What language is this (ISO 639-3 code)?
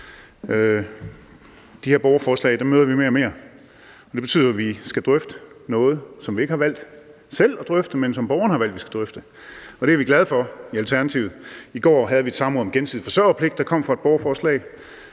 dan